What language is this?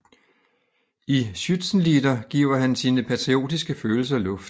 Danish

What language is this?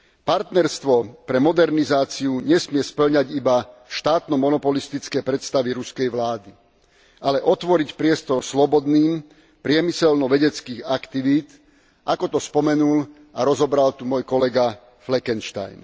Slovak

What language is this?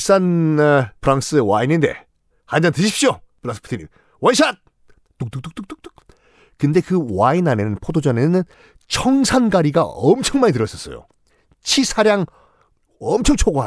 Korean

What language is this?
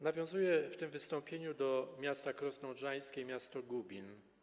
Polish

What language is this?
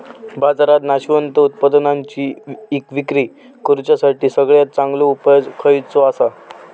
Marathi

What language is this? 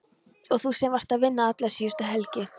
Icelandic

